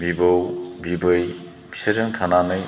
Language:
Bodo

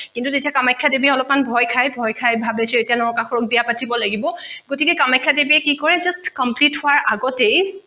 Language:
Assamese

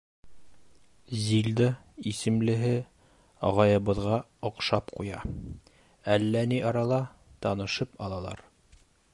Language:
Bashkir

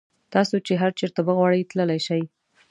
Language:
Pashto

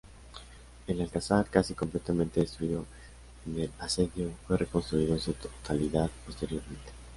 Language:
Spanish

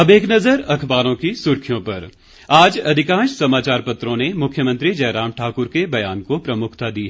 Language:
Hindi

